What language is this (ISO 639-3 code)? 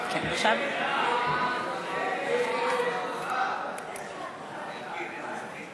heb